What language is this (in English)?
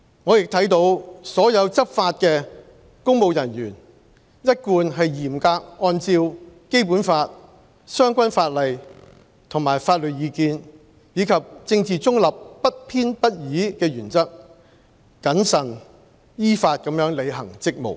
Cantonese